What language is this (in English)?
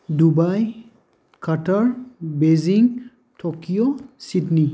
Bodo